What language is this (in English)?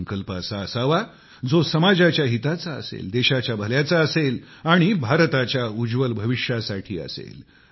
Marathi